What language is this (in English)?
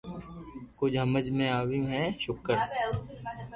Loarki